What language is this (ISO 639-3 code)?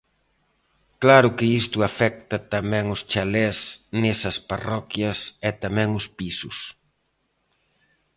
glg